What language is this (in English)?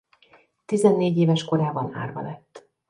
Hungarian